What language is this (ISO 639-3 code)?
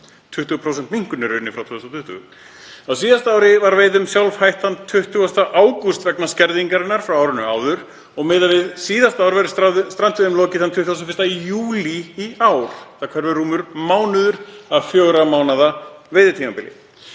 isl